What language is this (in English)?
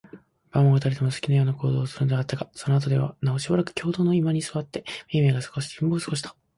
Japanese